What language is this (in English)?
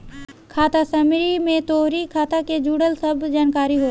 Bhojpuri